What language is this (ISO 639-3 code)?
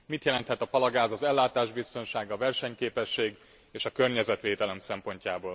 hun